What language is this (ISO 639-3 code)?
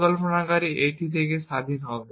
ben